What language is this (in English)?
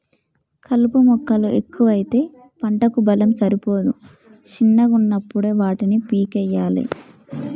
Telugu